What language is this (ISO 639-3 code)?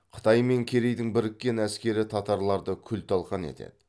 kaz